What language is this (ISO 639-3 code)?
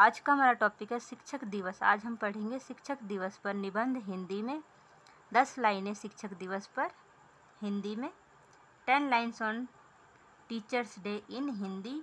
hin